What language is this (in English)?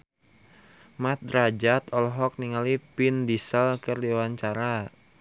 Sundanese